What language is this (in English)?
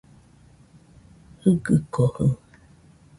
Nüpode Huitoto